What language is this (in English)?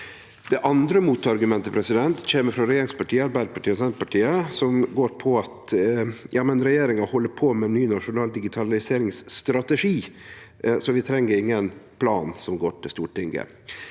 Norwegian